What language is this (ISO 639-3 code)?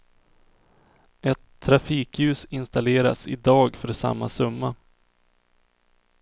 swe